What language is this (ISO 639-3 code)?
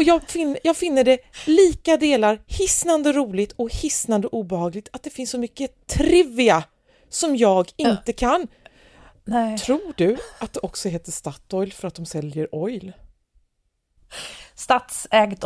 swe